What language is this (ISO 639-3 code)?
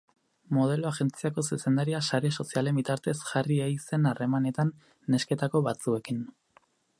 eus